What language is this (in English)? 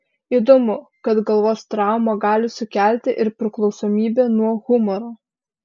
Lithuanian